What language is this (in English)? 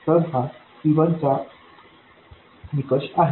Marathi